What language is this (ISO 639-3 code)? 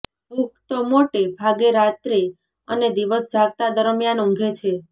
guj